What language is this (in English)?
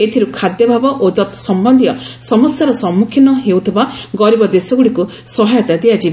Odia